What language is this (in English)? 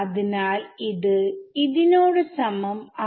Malayalam